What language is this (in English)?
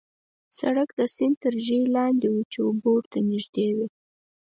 Pashto